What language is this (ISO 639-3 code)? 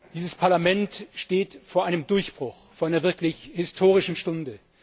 deu